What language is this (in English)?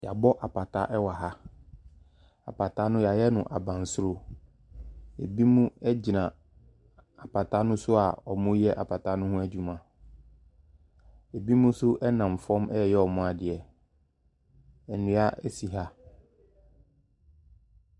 Akan